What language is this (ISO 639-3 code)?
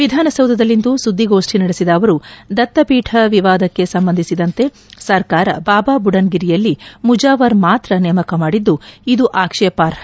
kan